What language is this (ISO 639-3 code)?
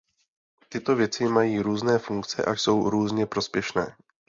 ces